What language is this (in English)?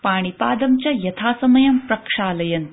Sanskrit